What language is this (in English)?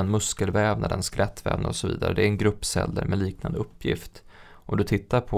Swedish